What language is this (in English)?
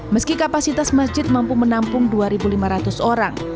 Indonesian